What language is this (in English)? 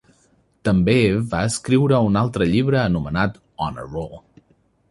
Catalan